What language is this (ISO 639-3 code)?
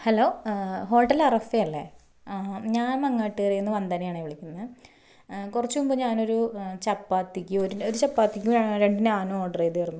mal